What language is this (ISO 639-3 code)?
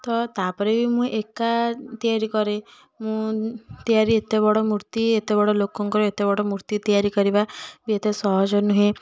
ori